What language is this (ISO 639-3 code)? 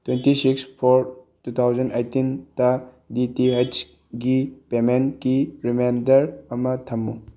mni